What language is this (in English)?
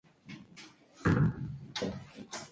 Spanish